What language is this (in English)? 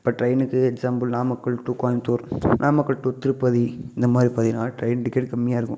Tamil